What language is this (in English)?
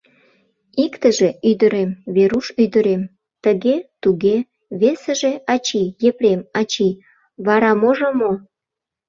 Mari